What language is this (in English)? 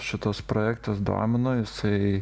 Lithuanian